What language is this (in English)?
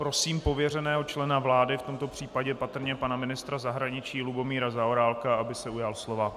Czech